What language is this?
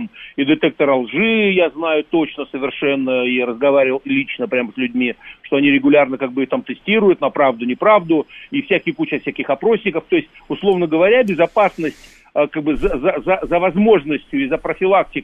Russian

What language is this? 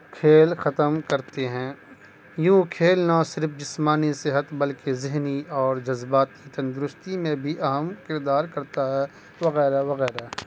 Urdu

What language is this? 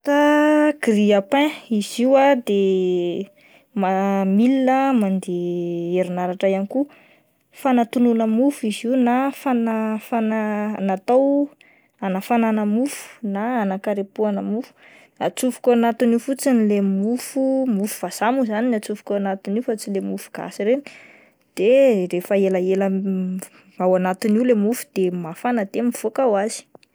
Malagasy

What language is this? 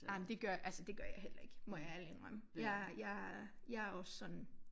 Danish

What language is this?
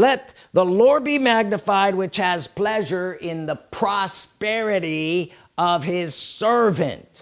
English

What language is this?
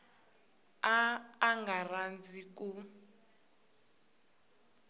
Tsonga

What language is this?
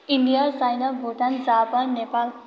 Nepali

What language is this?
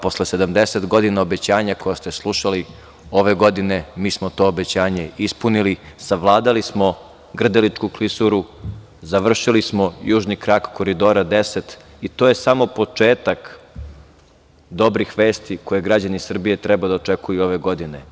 Serbian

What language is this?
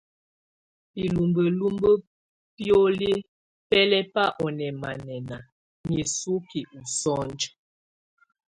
Tunen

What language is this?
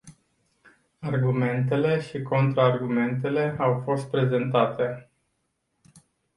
Romanian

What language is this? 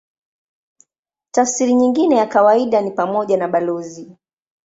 Swahili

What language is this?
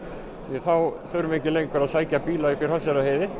Icelandic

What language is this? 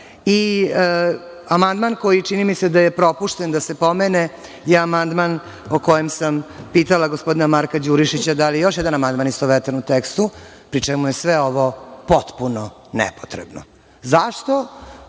Serbian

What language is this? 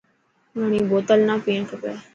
Dhatki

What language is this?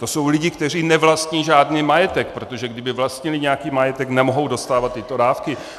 Czech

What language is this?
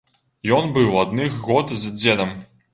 Belarusian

